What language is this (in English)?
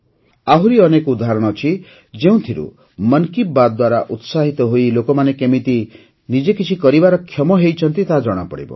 Odia